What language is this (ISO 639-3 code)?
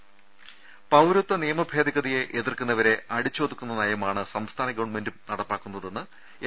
mal